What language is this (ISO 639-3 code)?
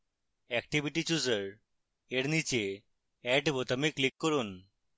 ben